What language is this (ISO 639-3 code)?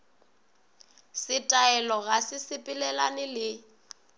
nso